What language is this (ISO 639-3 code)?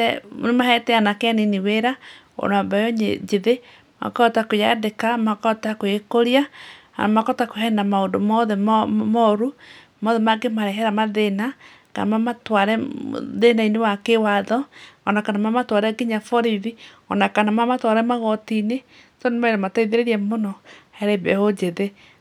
kik